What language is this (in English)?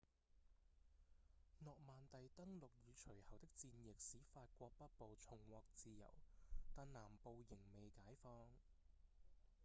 Cantonese